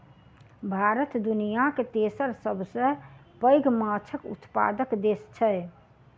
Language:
Maithili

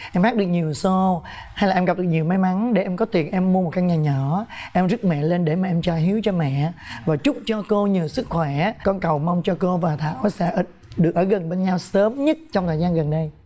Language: Vietnamese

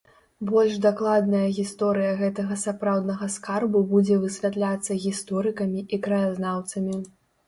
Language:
Belarusian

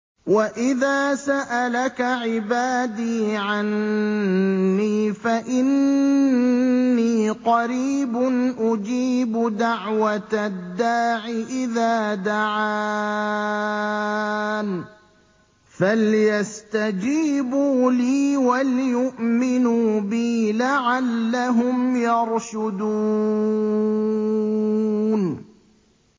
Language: Arabic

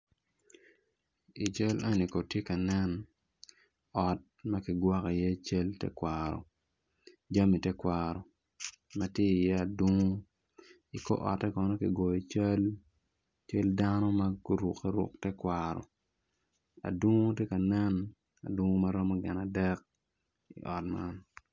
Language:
Acoli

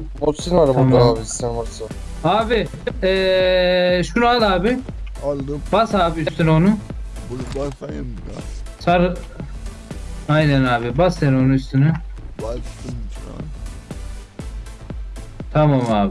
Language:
Turkish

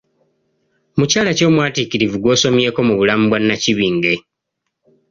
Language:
Ganda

